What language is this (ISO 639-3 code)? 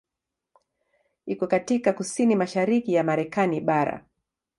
swa